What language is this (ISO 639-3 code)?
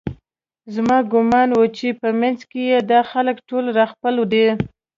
pus